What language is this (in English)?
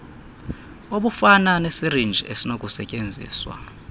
Xhosa